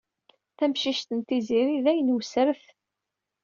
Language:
Kabyle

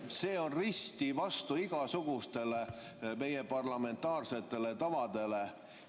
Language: Estonian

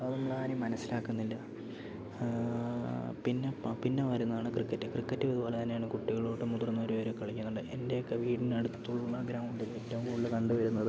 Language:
Malayalam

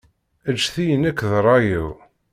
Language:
Kabyle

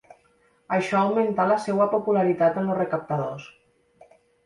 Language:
Catalan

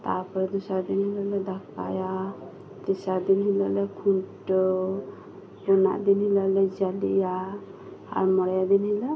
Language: Santali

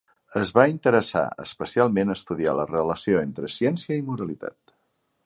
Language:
Catalan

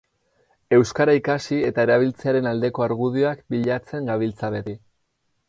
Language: Basque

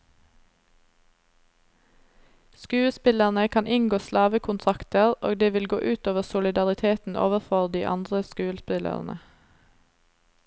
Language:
Norwegian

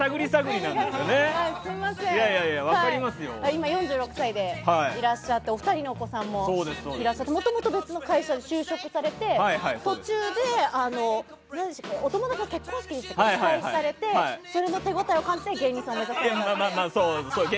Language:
Japanese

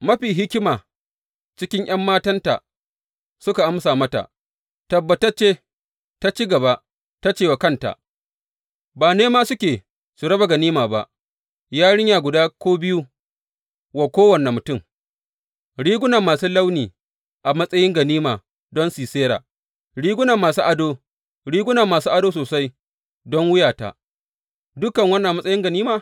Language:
Hausa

